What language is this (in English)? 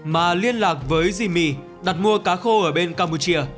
Vietnamese